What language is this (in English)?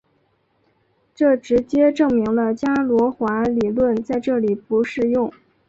Chinese